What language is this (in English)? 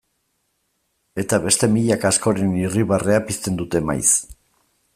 Basque